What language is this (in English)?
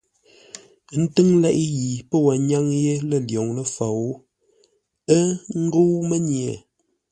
Ngombale